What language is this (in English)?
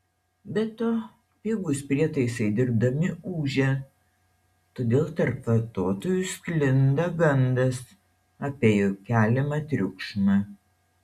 Lithuanian